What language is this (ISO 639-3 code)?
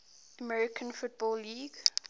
eng